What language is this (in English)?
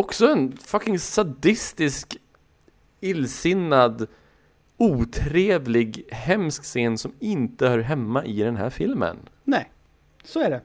Swedish